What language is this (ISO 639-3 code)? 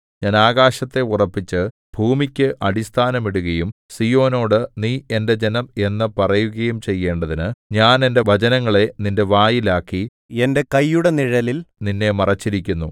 mal